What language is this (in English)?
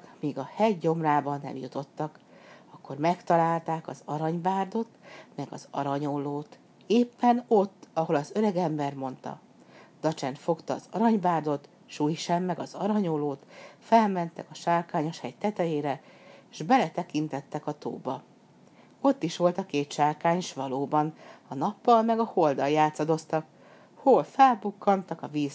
Hungarian